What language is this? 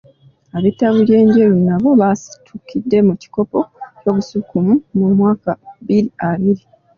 Ganda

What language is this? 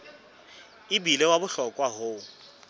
Southern Sotho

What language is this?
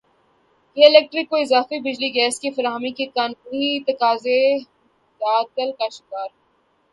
Urdu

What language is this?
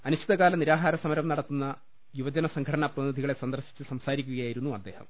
Malayalam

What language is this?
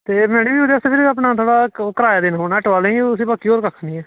Dogri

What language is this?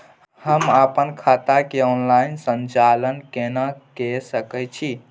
Maithili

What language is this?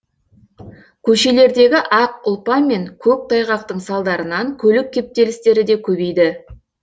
Kazakh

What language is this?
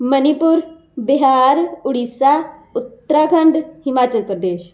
Punjabi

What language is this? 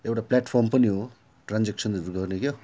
Nepali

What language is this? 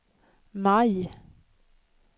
Swedish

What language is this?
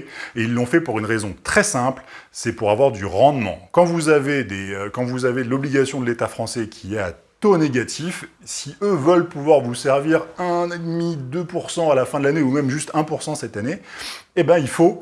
French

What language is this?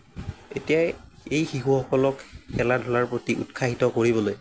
Assamese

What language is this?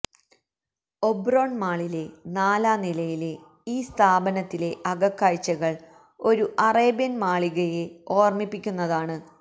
Malayalam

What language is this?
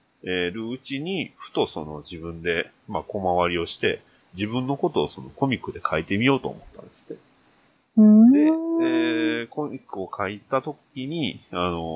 Japanese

